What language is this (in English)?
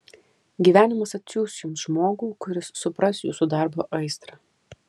Lithuanian